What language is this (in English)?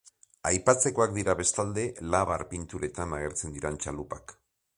Basque